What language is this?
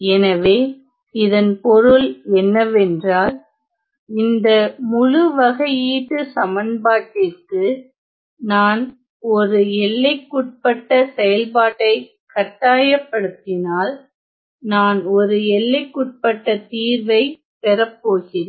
Tamil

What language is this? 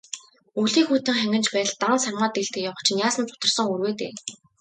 Mongolian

